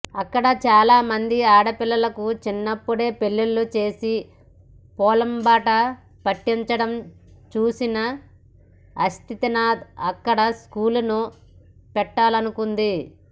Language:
Telugu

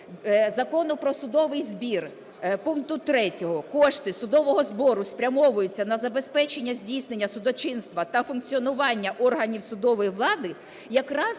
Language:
Ukrainian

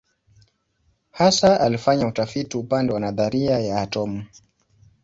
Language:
Swahili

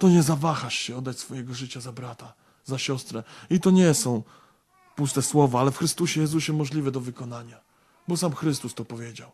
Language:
Polish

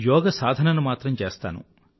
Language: Telugu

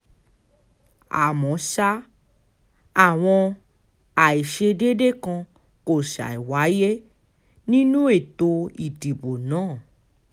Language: Yoruba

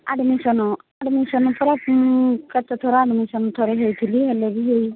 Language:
Odia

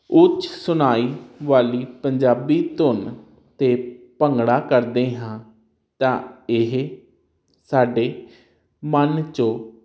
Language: Punjabi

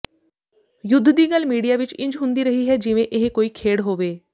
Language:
Punjabi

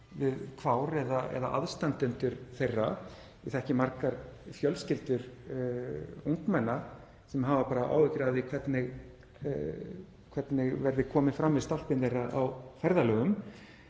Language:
Icelandic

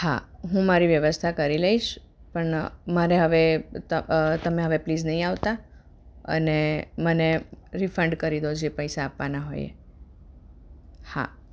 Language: Gujarati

